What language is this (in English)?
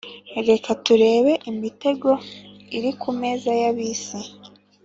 Kinyarwanda